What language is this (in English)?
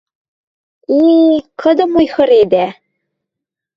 Western Mari